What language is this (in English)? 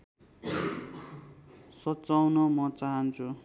Nepali